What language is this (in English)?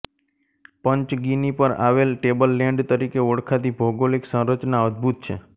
Gujarati